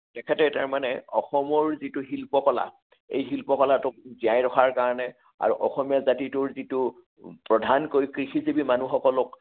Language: Assamese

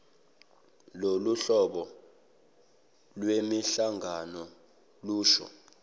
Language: Zulu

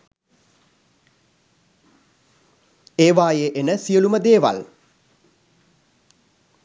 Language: Sinhala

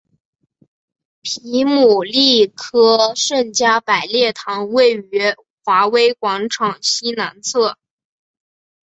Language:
Chinese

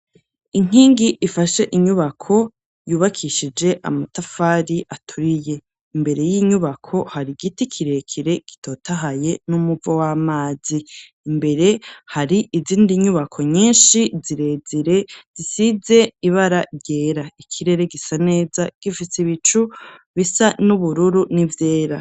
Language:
Rundi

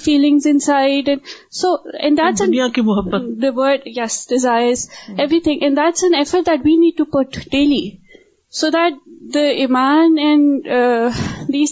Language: Urdu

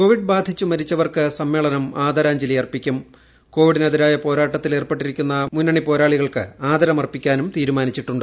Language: Malayalam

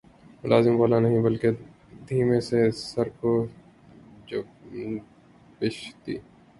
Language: Urdu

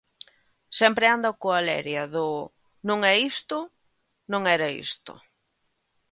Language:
Galician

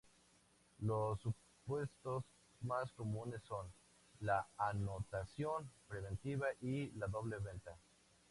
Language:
Spanish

